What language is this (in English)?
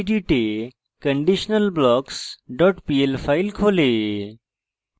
Bangla